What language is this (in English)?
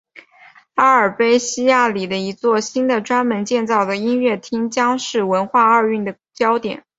Chinese